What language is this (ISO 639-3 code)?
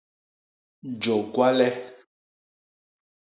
bas